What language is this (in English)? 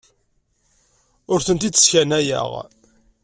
Kabyle